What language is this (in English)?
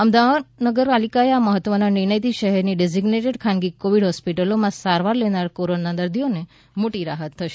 Gujarati